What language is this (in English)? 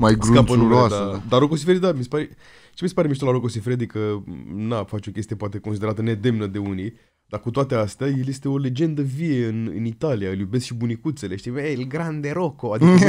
Romanian